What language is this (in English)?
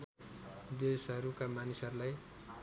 Nepali